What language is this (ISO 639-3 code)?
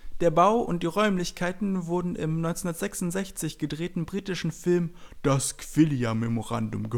deu